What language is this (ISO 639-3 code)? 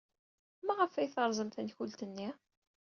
kab